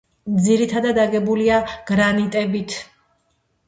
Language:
Georgian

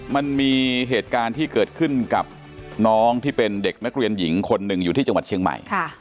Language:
Thai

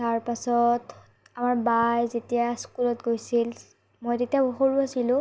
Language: Assamese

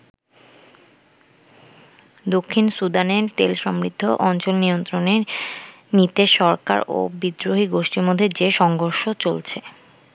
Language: Bangla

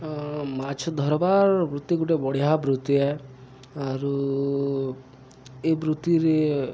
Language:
Odia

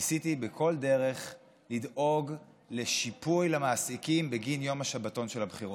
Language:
Hebrew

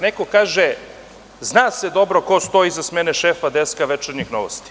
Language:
Serbian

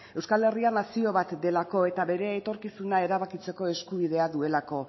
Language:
Basque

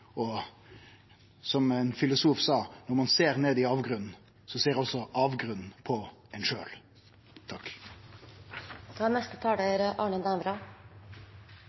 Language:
Norwegian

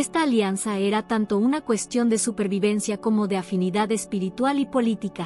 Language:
Spanish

